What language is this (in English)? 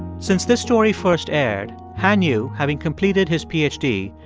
English